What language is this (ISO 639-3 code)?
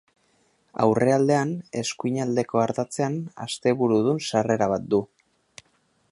eus